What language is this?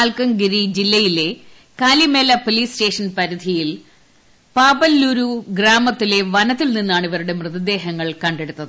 Malayalam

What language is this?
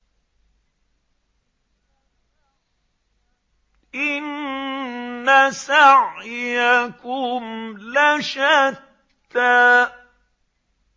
Arabic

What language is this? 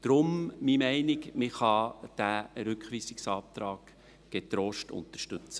Swiss German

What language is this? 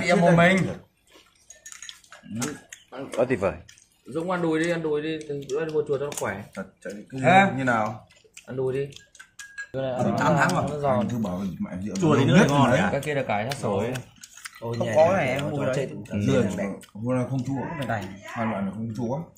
Vietnamese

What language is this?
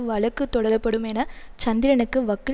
Tamil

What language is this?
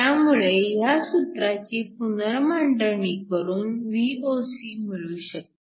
Marathi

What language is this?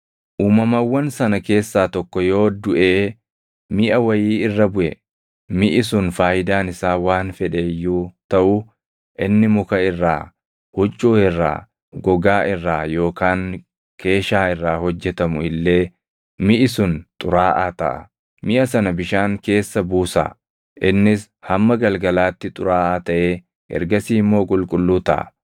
Oromo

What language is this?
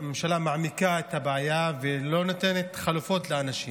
Hebrew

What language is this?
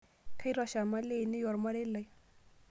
Masai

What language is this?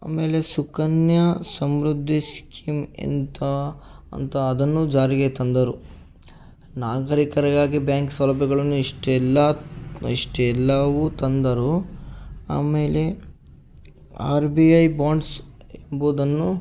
Kannada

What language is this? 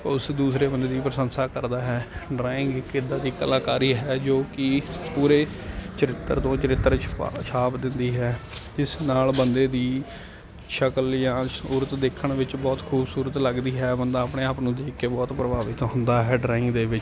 Punjabi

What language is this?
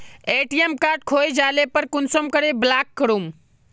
Magahi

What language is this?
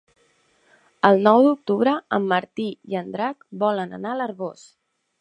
Catalan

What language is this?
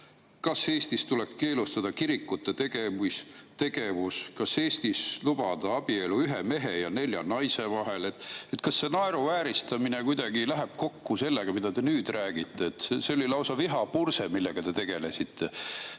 Estonian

